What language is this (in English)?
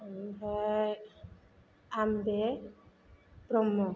Bodo